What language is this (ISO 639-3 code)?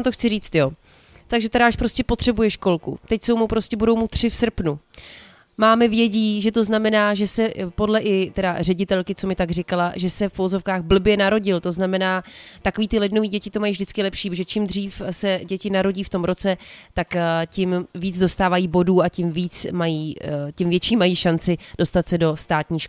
ces